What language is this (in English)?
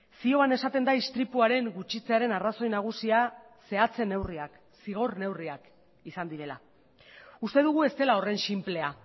Basque